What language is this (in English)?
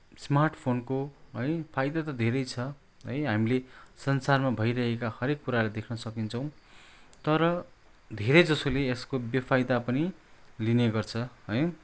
Nepali